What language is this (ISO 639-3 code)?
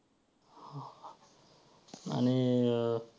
mar